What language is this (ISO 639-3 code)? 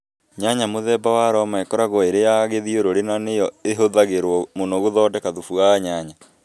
kik